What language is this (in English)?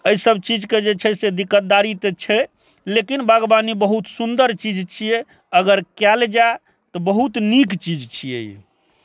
Maithili